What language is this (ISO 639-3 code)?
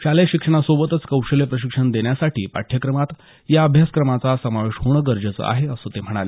mar